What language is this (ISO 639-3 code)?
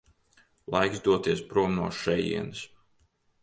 lav